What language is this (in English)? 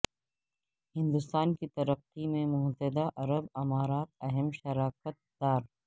Urdu